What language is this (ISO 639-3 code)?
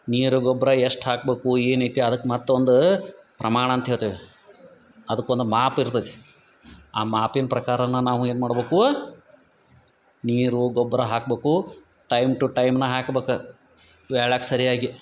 kan